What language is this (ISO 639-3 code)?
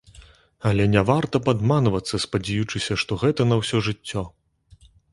bel